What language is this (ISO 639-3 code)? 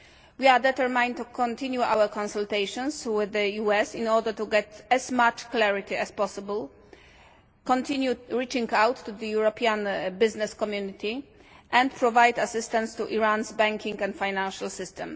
eng